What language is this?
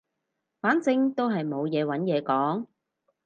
Cantonese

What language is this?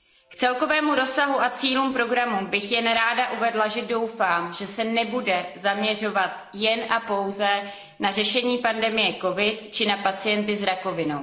Czech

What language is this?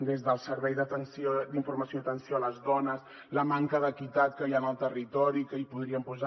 Catalan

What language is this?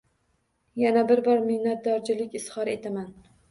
Uzbek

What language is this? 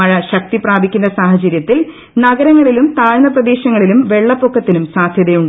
Malayalam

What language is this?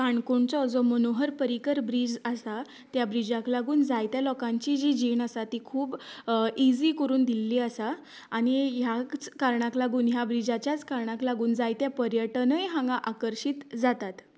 Konkani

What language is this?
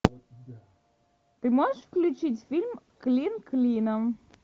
Russian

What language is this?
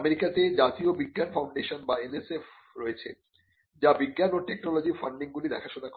Bangla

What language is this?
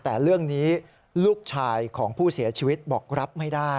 Thai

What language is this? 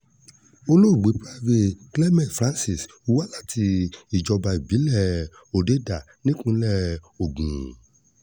Yoruba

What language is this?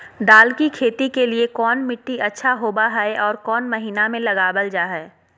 Magahi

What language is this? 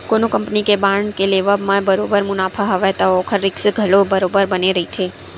Chhattisgarhi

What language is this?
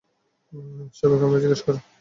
Bangla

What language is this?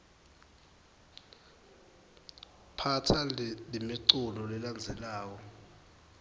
Swati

